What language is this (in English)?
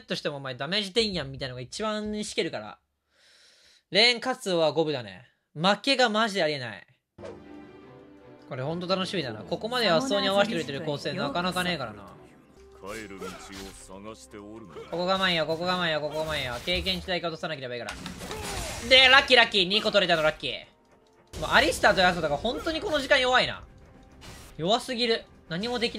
Japanese